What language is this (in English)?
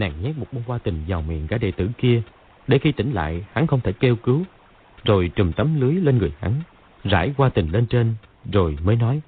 Vietnamese